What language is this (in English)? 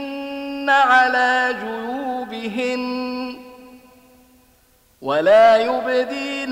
Arabic